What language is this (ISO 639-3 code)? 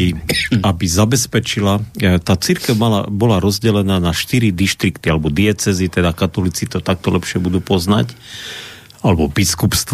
slk